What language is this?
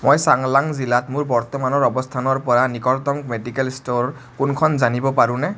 Assamese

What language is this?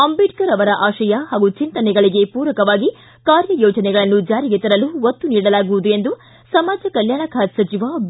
Kannada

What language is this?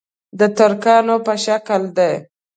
Pashto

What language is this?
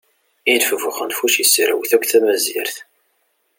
Kabyle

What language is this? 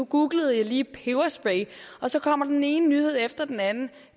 Danish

